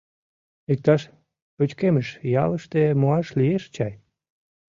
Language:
Mari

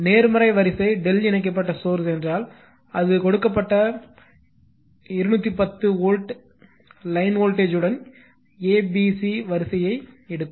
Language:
Tamil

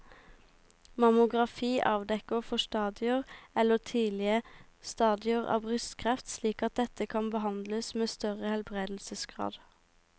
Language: Norwegian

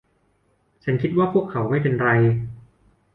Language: Thai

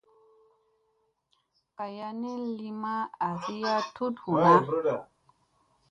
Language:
Musey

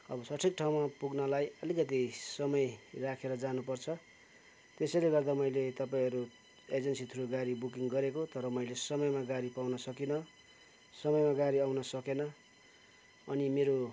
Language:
Nepali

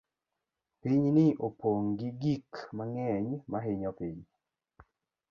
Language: Luo (Kenya and Tanzania)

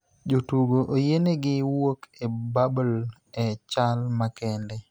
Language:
Luo (Kenya and Tanzania)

